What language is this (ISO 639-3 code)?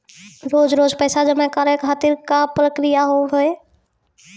mai